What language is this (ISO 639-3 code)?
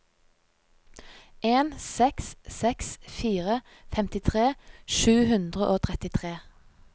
nor